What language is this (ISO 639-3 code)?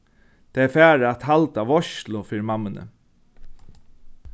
fao